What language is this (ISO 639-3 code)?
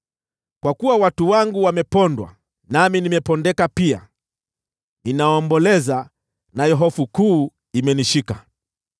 swa